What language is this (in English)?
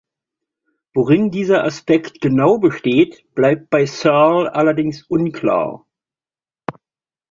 German